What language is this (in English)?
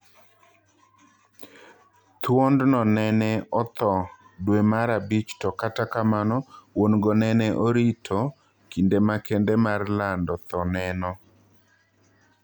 Luo (Kenya and Tanzania)